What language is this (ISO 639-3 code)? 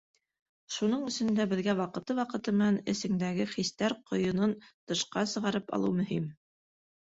bak